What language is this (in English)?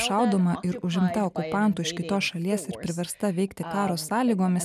Lithuanian